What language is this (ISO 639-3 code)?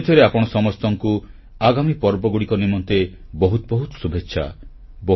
ori